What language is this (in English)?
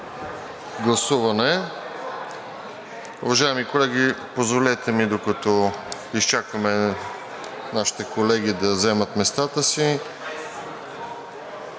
Bulgarian